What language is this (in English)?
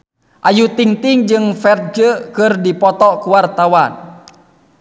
Sundanese